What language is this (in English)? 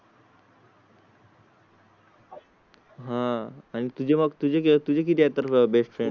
Marathi